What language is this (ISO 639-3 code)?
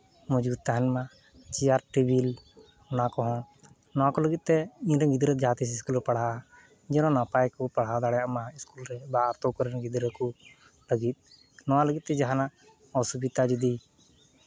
sat